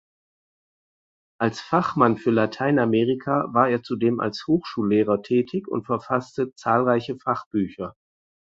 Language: German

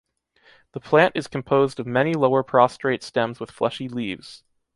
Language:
English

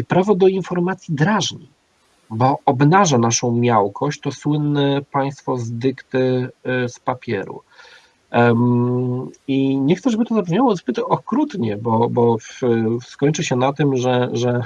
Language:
Polish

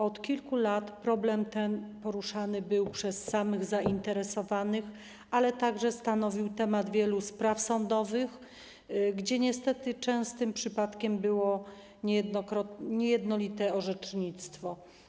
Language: Polish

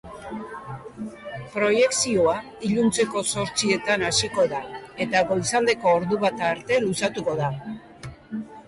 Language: Basque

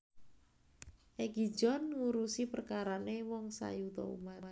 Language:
Javanese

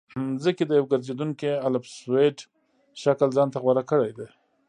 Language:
Pashto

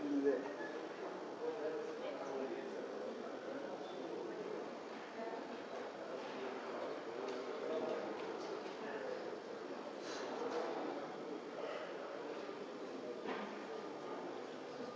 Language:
Bulgarian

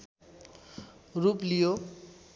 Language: Nepali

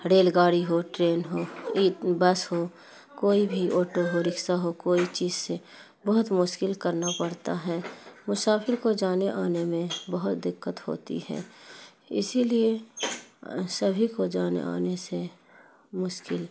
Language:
Urdu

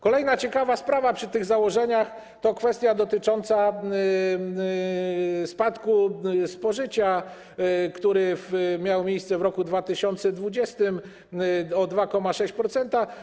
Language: Polish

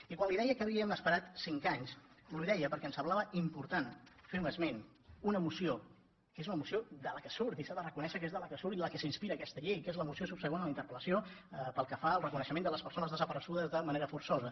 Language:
Catalan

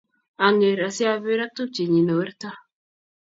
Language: Kalenjin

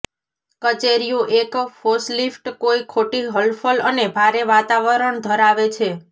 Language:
Gujarati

